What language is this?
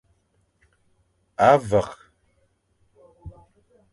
Fang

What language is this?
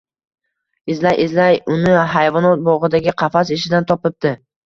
Uzbek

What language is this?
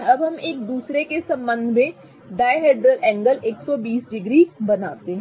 Hindi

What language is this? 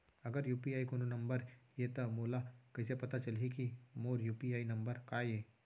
Chhattisgarhi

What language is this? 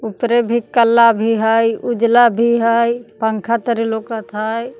Magahi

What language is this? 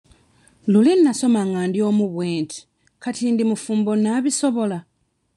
Ganda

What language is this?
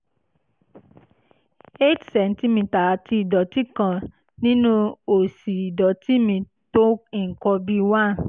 Yoruba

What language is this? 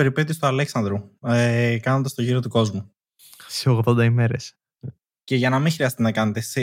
Greek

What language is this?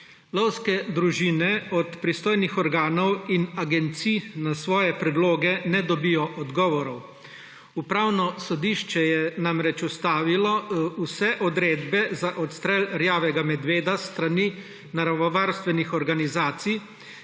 Slovenian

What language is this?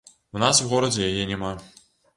Belarusian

